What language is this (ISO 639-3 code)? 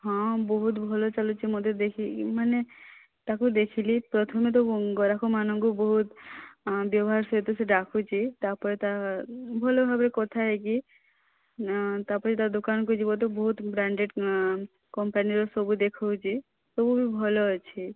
ori